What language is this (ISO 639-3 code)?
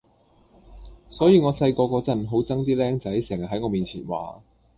yue